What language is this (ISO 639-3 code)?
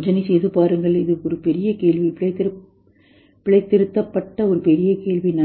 tam